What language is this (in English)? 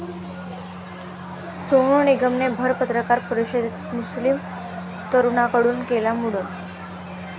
Marathi